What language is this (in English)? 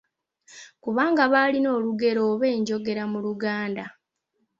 Ganda